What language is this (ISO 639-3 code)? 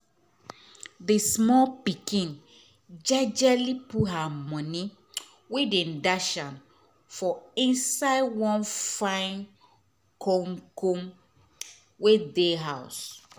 pcm